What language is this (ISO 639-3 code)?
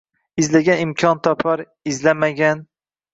uzb